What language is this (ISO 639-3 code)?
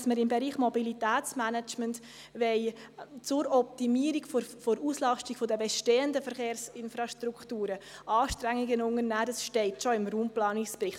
gsw